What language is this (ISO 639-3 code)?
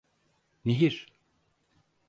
tur